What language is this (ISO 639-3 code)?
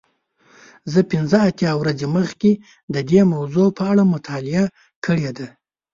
pus